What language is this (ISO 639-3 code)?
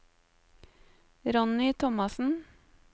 nor